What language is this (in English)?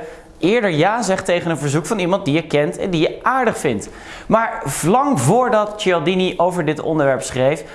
Dutch